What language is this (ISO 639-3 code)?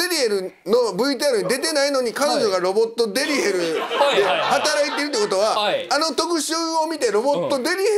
jpn